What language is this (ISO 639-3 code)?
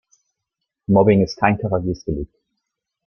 deu